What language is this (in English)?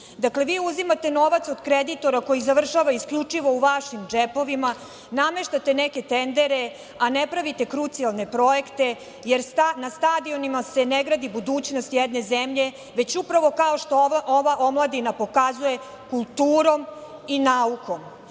Serbian